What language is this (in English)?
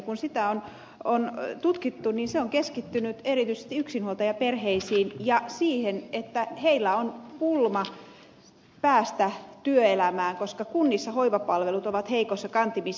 Finnish